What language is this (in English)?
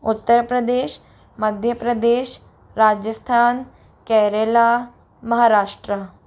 Hindi